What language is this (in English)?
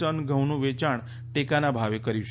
Gujarati